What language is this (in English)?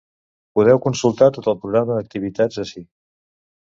Catalan